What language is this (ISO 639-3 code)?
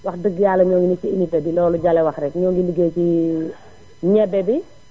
wol